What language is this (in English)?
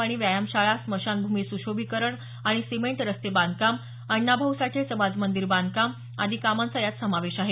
Marathi